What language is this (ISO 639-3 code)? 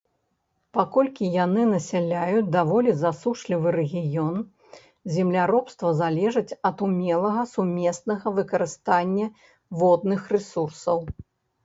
bel